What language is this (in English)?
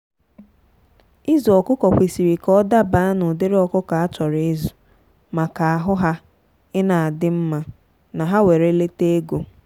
Igbo